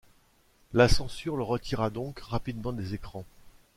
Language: French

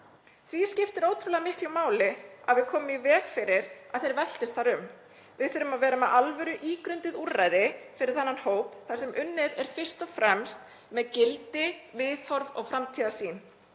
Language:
Icelandic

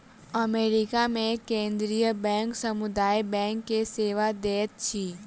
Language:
Maithili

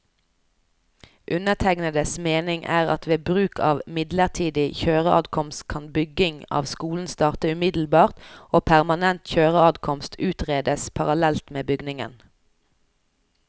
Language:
Norwegian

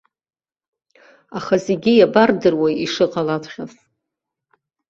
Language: Abkhazian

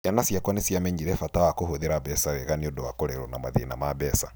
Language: Kikuyu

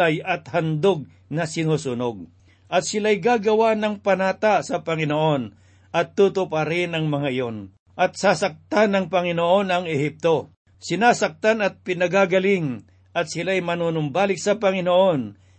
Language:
Filipino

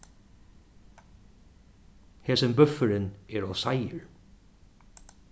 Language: Faroese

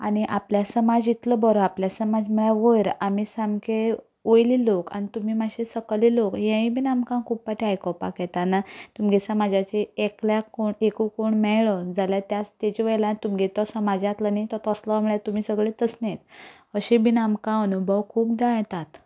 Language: Konkani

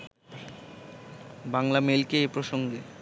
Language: Bangla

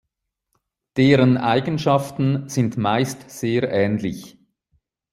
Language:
German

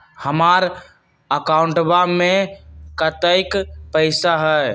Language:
Magahi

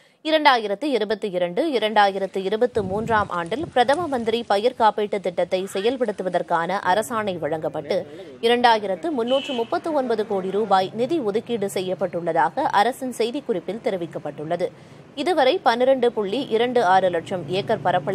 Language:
Arabic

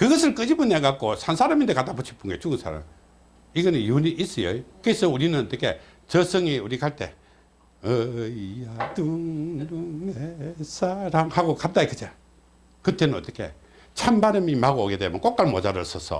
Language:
Korean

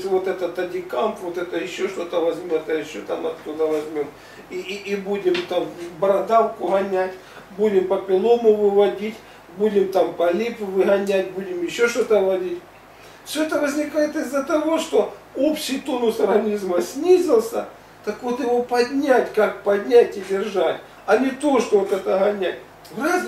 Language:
Russian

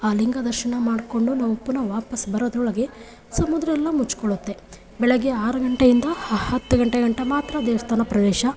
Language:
Kannada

